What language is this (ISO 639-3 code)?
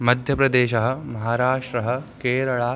san